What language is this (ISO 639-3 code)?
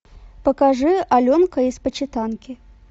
rus